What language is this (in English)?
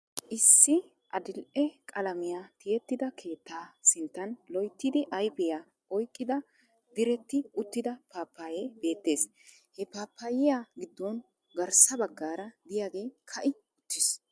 Wolaytta